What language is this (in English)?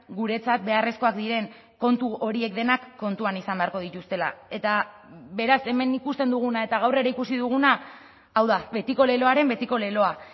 Basque